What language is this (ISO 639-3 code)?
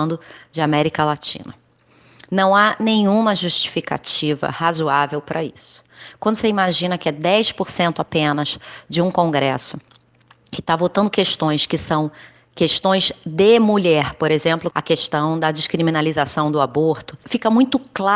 por